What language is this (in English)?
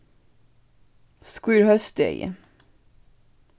Faroese